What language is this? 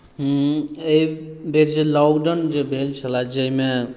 Maithili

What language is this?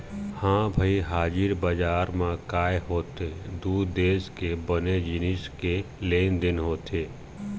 Chhattisgarhi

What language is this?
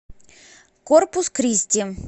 Russian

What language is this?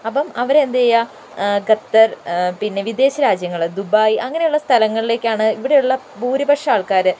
Malayalam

